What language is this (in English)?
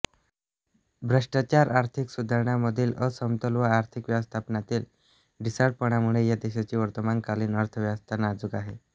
Marathi